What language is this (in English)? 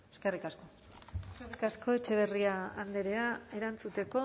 Basque